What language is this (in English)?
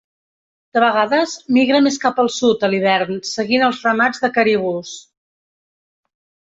Catalan